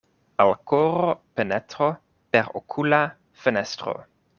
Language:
Esperanto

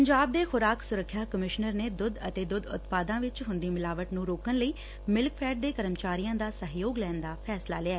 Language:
Punjabi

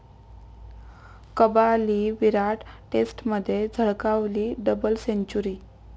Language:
Marathi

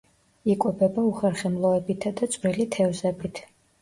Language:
Georgian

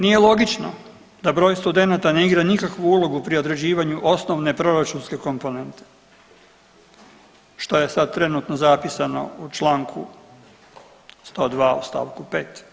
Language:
Croatian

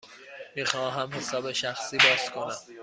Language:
Persian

